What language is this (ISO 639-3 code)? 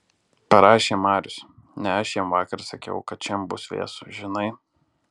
lit